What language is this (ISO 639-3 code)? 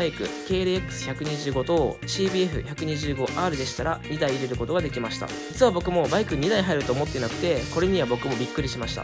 jpn